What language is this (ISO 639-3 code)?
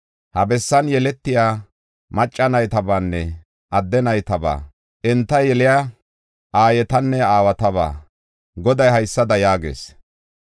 gof